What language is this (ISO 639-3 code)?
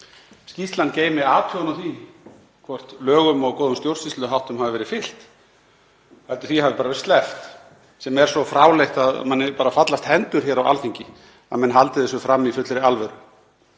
isl